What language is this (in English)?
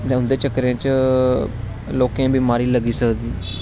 Dogri